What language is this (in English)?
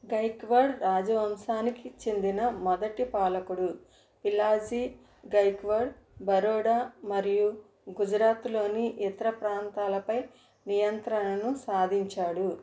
Telugu